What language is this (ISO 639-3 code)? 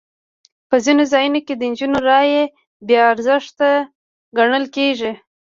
pus